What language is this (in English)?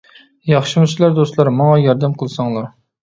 Uyghur